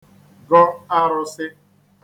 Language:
Igbo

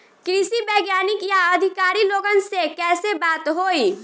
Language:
Bhojpuri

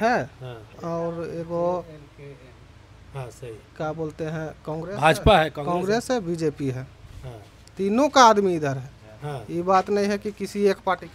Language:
Hindi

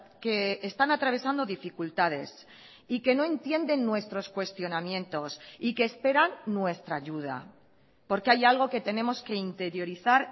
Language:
Spanish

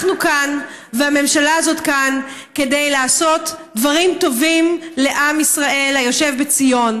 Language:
Hebrew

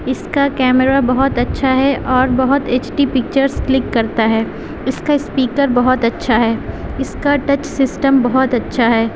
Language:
Urdu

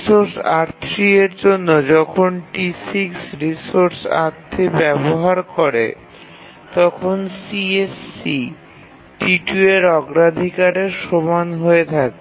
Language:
Bangla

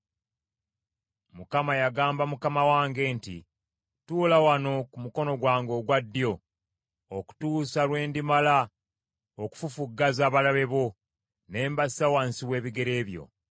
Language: Ganda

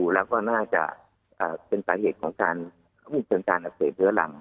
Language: Thai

